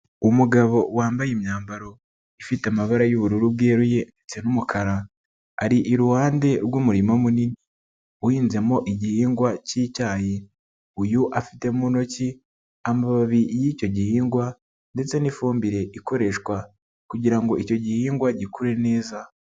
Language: Kinyarwanda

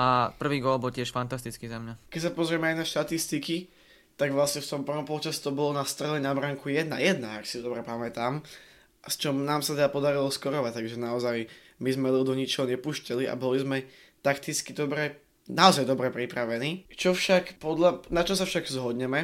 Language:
Slovak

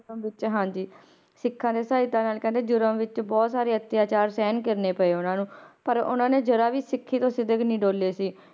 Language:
Punjabi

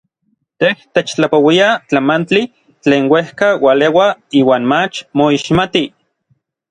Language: Orizaba Nahuatl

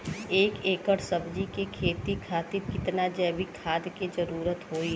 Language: Bhojpuri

